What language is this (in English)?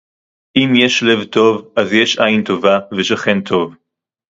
Hebrew